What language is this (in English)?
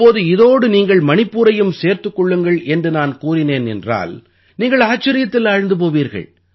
Tamil